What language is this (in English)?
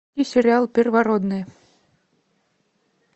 Russian